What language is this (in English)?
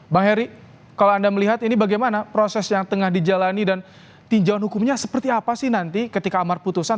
Indonesian